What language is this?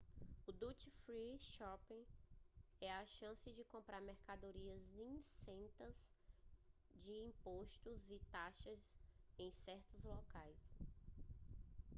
Portuguese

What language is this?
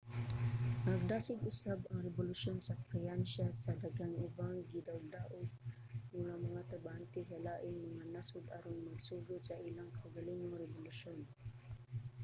Cebuano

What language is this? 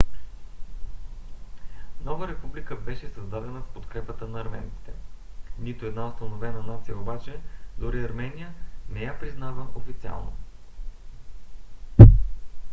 Bulgarian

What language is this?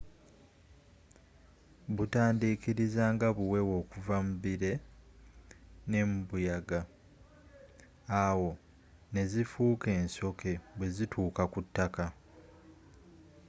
Ganda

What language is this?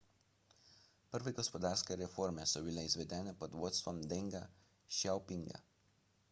Slovenian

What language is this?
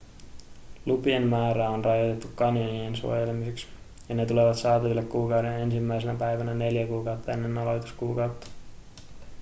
Finnish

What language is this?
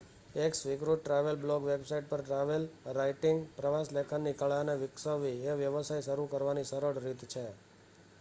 Gujarati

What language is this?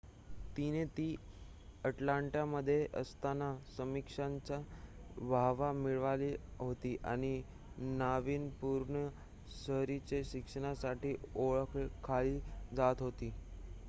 Marathi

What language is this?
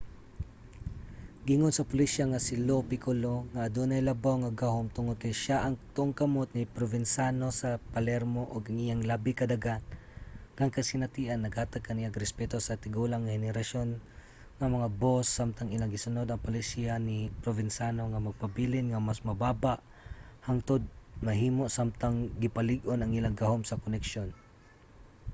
Cebuano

